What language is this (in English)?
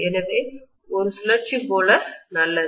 Tamil